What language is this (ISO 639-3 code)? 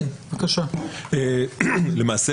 heb